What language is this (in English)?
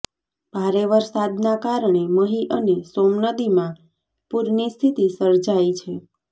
Gujarati